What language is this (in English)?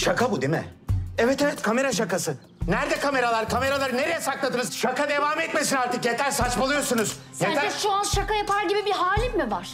Turkish